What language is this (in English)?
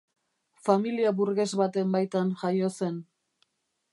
Basque